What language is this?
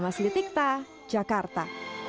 Indonesian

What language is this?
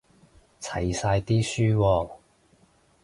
Cantonese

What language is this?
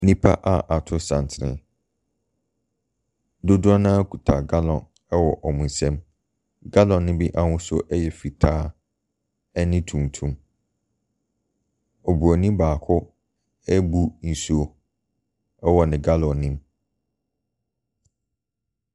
Akan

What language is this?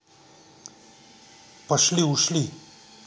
Russian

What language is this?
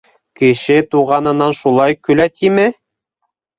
Bashkir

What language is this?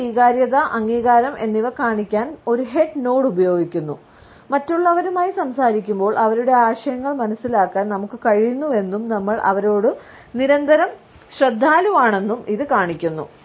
Malayalam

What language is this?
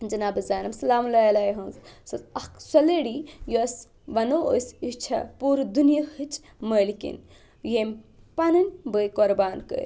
Kashmiri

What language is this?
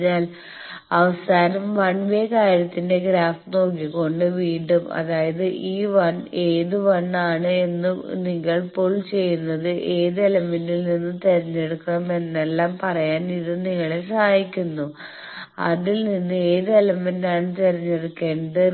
Malayalam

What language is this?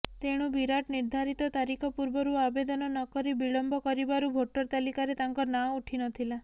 Odia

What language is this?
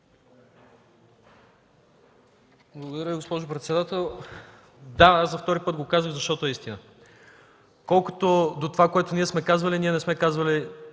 Bulgarian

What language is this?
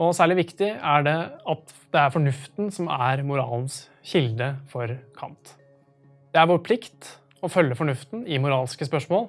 Norwegian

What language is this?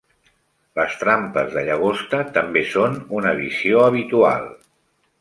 Catalan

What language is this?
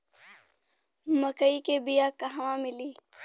Bhojpuri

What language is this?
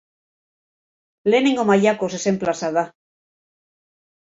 Basque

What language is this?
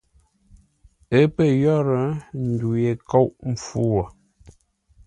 Ngombale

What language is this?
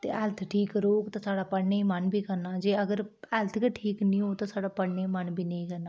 Dogri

